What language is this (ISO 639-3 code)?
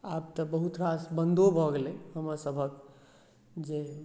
mai